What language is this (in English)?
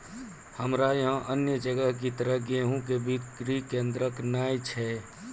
Maithili